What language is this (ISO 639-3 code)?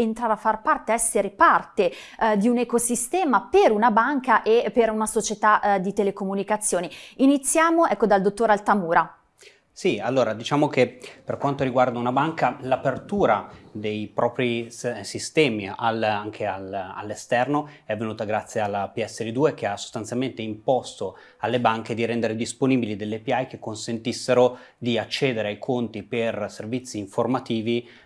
ita